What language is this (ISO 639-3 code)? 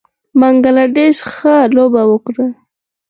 pus